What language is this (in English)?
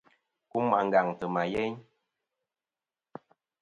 Kom